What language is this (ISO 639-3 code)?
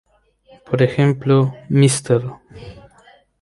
spa